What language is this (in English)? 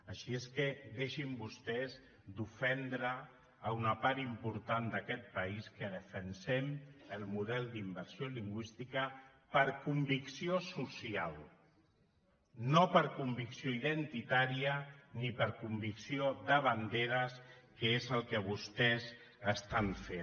Catalan